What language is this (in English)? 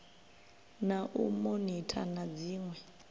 Venda